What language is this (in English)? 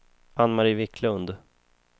Swedish